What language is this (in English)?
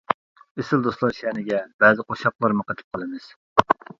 Uyghur